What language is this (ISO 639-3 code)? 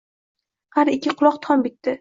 uzb